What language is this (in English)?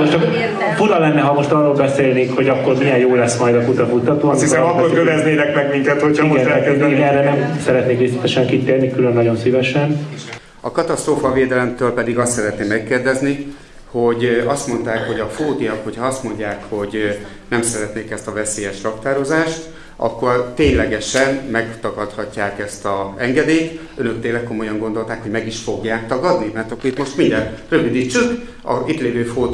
Hungarian